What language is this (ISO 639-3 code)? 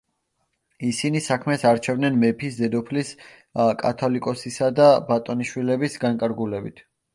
kat